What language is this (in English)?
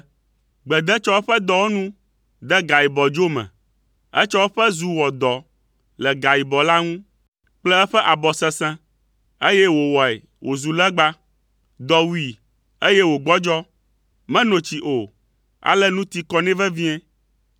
Ewe